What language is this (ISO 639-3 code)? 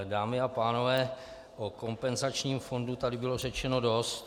ces